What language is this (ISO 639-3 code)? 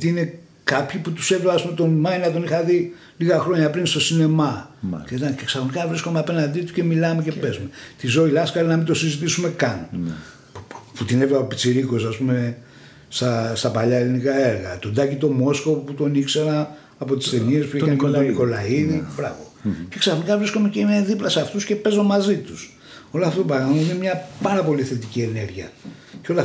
ell